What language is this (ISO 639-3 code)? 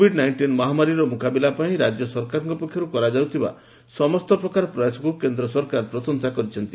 ori